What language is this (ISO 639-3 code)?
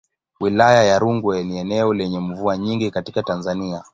swa